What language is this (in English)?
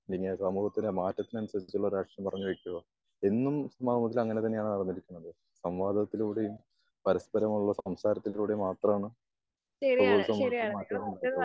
Malayalam